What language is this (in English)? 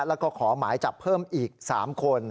Thai